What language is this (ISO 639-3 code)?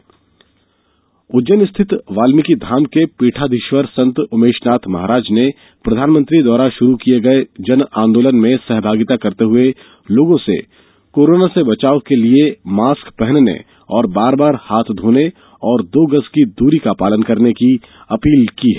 hin